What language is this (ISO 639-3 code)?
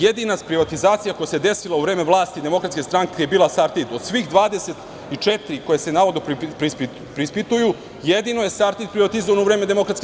srp